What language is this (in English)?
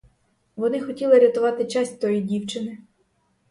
Ukrainian